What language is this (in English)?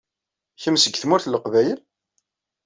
Kabyle